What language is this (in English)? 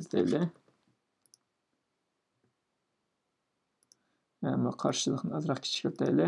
Turkish